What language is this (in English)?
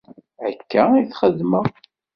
Kabyle